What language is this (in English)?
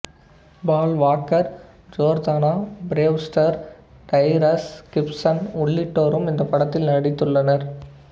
Tamil